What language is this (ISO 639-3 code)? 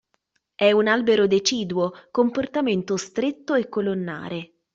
ita